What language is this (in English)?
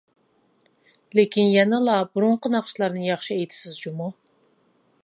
Uyghur